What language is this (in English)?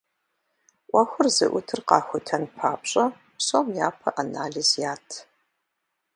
Kabardian